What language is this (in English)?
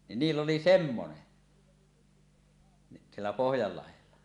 Finnish